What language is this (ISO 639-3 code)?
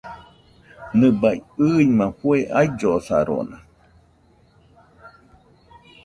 hux